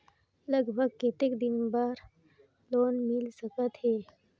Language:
Chhattisgarhi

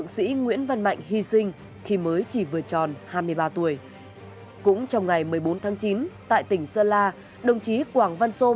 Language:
Vietnamese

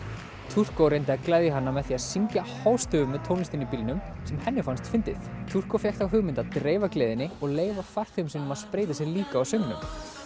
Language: Icelandic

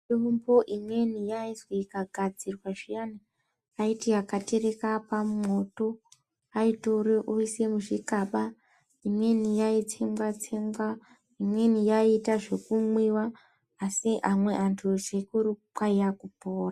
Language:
Ndau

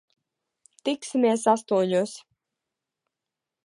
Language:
Latvian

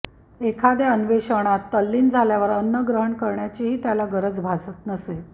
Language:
Marathi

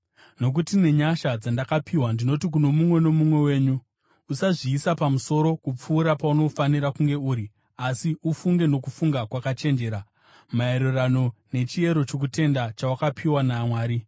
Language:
Shona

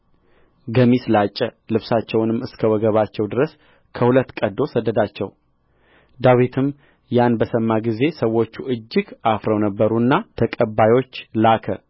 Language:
Amharic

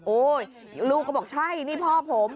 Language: Thai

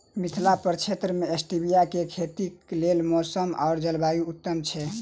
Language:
Maithili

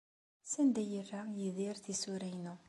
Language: Kabyle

